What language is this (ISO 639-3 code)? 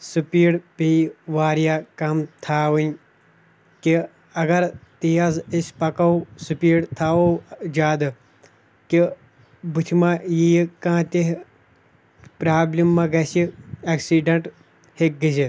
kas